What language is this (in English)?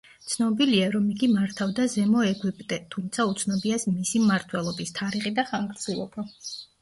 Georgian